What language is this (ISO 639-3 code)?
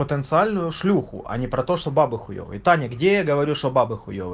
rus